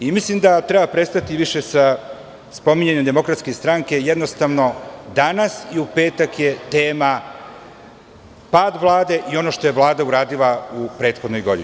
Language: Serbian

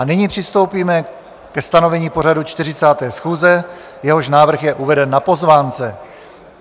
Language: Czech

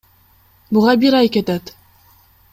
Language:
Kyrgyz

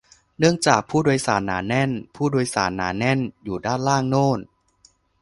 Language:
Thai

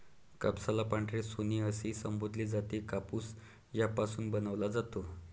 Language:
Marathi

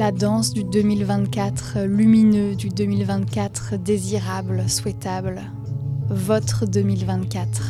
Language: French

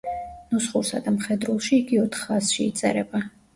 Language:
Georgian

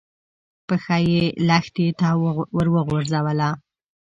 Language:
Pashto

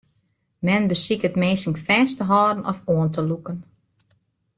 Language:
Western Frisian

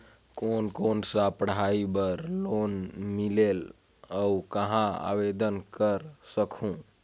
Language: Chhattisgarhi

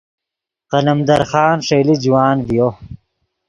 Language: Yidgha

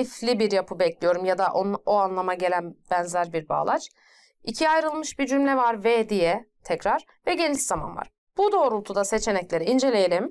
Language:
Turkish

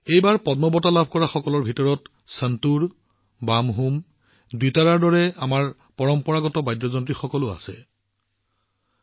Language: Assamese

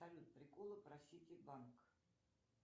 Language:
Russian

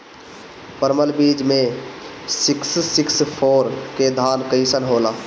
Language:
Bhojpuri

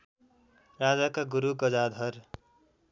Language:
Nepali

